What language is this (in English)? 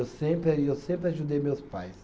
Portuguese